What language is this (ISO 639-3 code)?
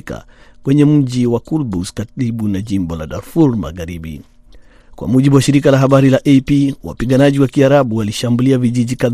swa